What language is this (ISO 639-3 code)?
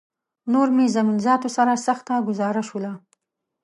pus